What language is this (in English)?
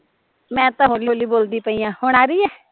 Punjabi